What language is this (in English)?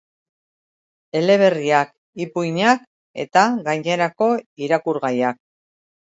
Basque